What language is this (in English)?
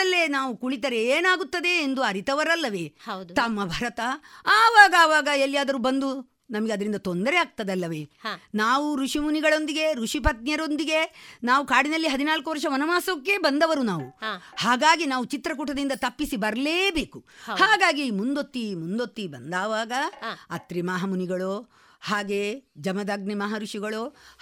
Kannada